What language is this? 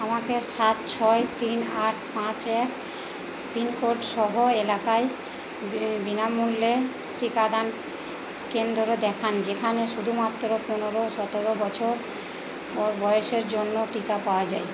Bangla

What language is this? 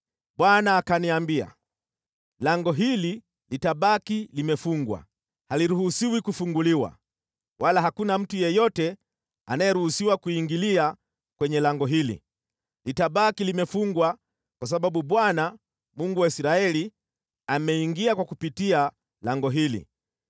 Swahili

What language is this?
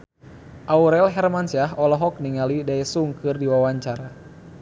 Sundanese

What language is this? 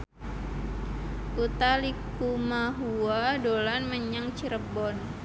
Javanese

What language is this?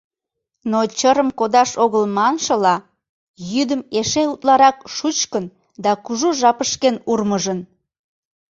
Mari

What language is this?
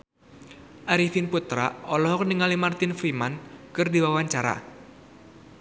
Sundanese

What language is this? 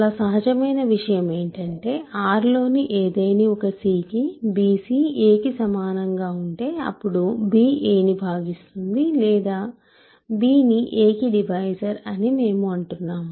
Telugu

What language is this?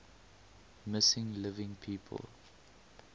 English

